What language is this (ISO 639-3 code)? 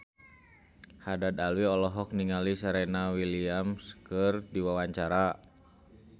sun